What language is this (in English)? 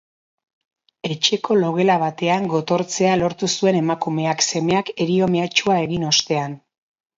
Basque